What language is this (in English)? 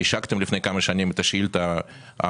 Hebrew